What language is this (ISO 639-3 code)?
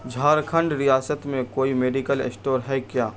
urd